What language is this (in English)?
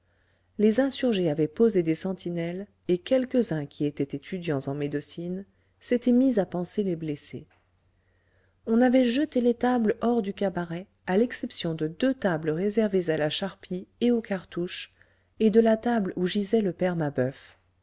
French